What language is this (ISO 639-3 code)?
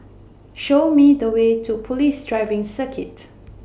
eng